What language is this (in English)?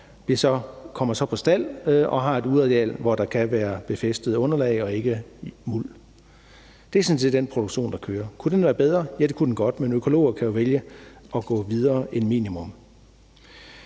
Danish